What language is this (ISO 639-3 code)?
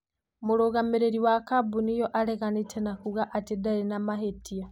kik